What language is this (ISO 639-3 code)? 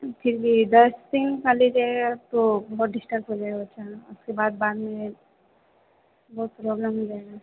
hin